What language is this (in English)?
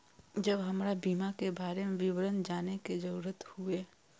Maithili